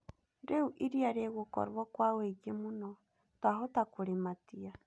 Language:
Kikuyu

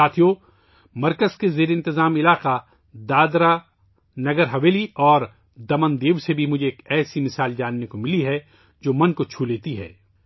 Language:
Urdu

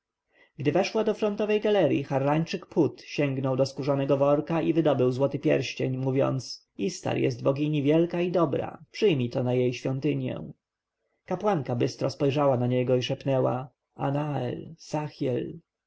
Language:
Polish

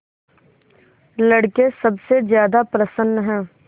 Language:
Hindi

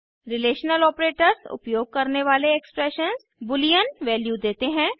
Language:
Hindi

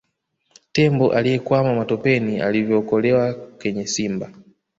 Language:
Swahili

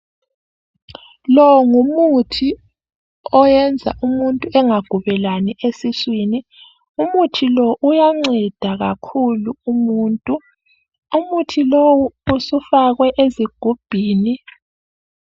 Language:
North Ndebele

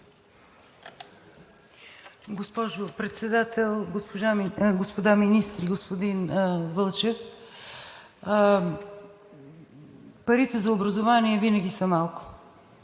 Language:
Bulgarian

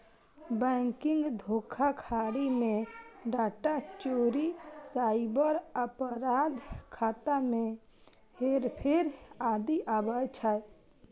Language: Maithili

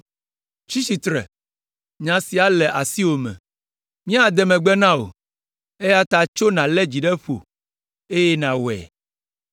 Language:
Ewe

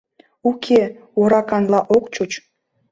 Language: Mari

